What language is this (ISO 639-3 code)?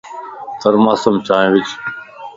lss